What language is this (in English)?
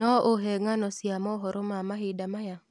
Kikuyu